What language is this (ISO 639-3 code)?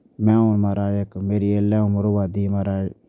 doi